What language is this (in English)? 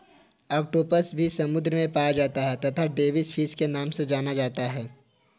Hindi